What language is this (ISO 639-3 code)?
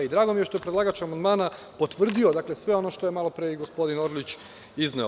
srp